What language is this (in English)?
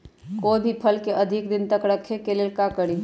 Magahi